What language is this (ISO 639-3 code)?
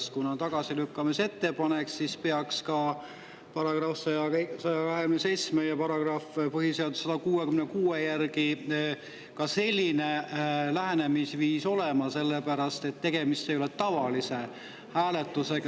est